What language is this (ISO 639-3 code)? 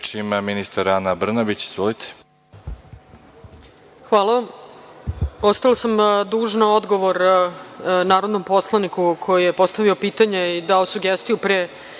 srp